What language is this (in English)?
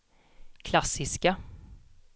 Swedish